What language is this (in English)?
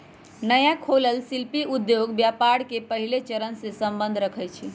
Magahi